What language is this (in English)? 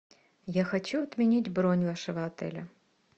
Russian